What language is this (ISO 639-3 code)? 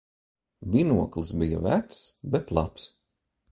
lav